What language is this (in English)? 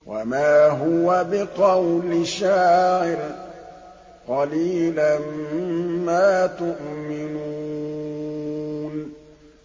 Arabic